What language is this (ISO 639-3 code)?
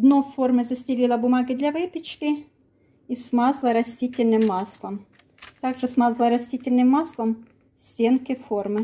rus